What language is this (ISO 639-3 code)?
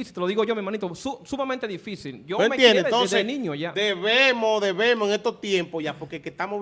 spa